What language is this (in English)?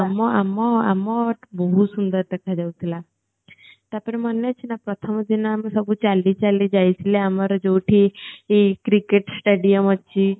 Odia